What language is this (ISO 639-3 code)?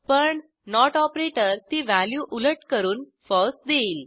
mar